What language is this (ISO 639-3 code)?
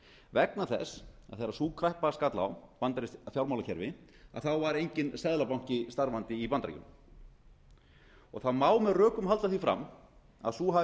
isl